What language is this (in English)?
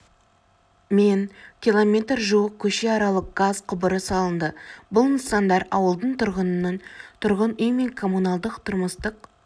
Kazakh